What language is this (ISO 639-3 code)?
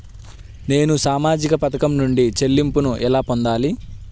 tel